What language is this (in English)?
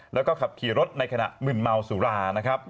Thai